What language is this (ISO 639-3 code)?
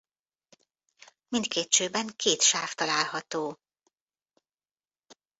hun